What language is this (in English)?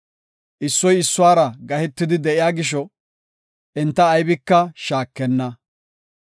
Gofa